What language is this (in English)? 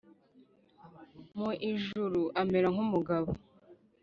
Kinyarwanda